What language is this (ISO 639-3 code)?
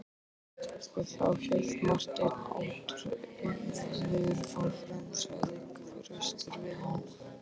isl